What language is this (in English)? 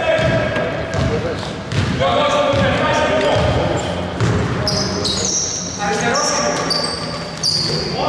Greek